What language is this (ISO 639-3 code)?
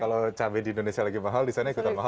ind